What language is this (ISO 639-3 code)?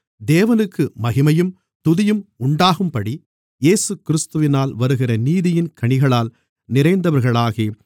tam